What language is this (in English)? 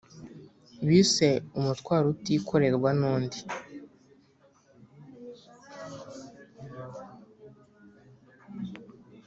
Kinyarwanda